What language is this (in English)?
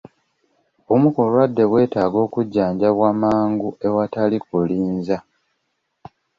Ganda